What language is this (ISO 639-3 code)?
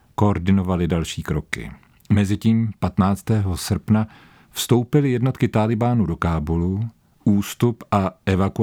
ces